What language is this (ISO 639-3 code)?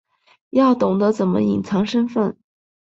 zho